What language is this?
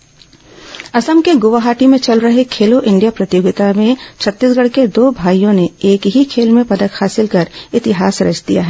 Hindi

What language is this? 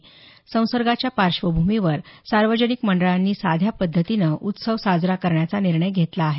Marathi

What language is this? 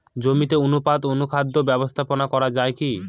Bangla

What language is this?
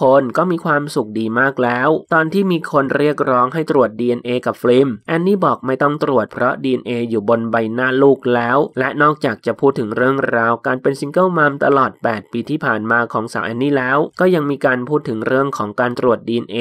Thai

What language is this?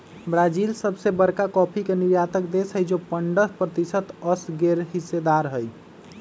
Magahi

